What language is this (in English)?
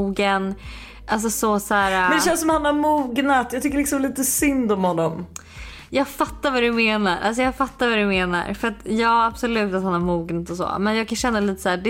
Swedish